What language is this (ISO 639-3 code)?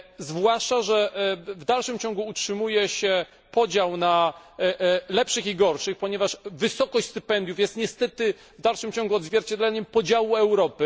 pol